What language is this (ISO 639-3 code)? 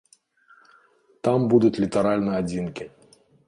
bel